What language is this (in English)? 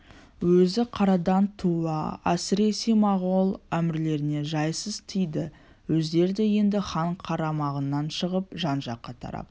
Kazakh